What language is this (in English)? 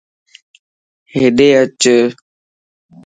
Lasi